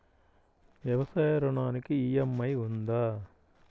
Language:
Telugu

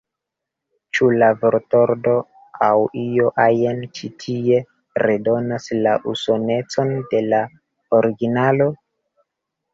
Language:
Esperanto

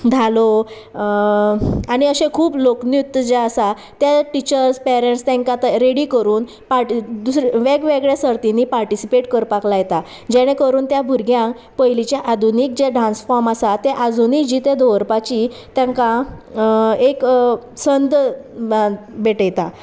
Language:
Konkani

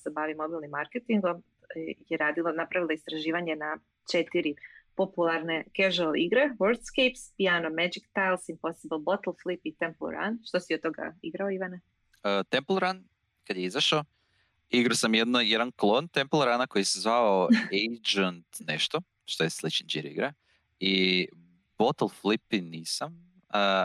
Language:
Croatian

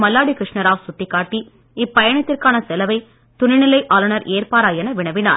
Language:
Tamil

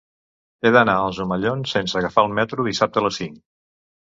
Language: Catalan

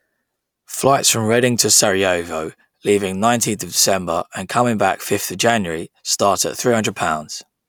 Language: English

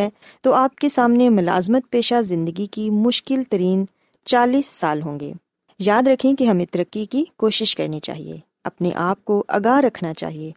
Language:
Urdu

